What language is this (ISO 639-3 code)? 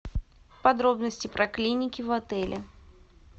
rus